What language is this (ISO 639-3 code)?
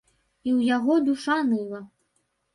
bel